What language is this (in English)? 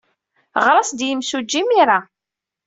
Kabyle